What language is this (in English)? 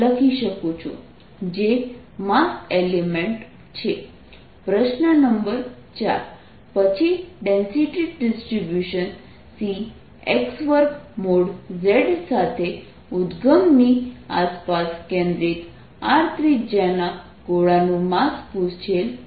Gujarati